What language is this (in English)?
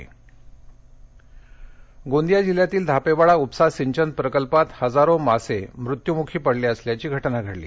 Marathi